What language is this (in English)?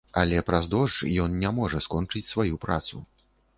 Belarusian